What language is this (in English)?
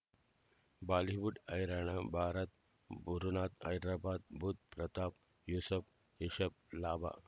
Kannada